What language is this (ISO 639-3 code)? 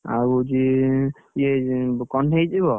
ori